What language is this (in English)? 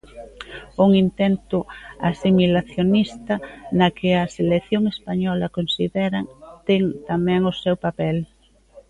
Galician